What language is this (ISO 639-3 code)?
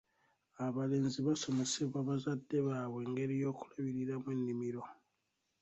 lug